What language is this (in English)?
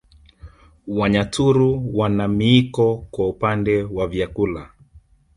Swahili